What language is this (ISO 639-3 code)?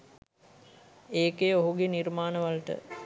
sin